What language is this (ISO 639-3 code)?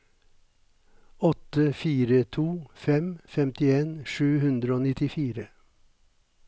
nor